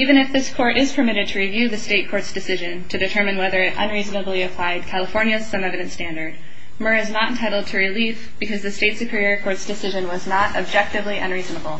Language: English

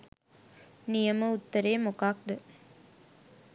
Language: Sinhala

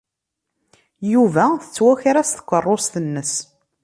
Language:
Kabyle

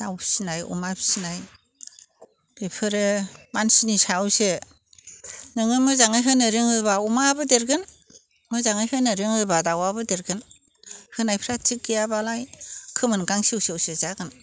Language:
Bodo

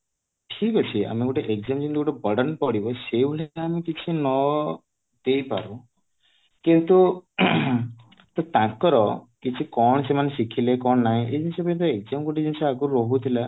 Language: Odia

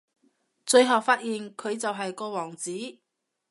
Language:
Cantonese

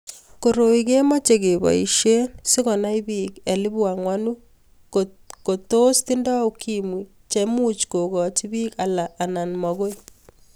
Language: Kalenjin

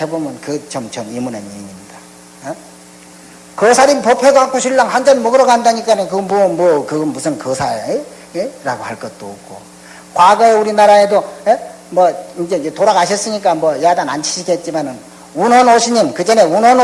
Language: Korean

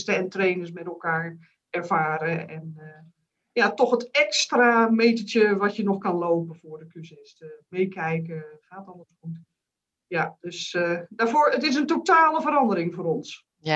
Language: Dutch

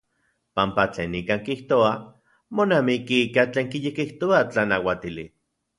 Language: Central Puebla Nahuatl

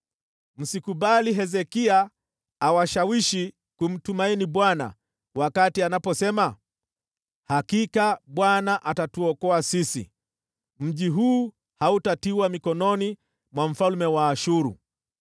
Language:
Swahili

